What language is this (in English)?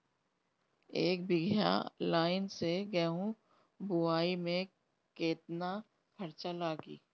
Bhojpuri